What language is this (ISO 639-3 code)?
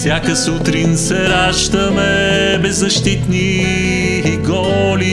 bul